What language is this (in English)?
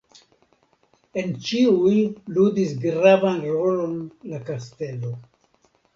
Esperanto